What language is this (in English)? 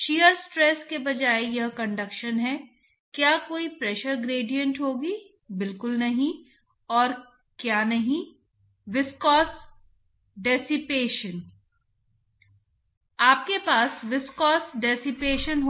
Hindi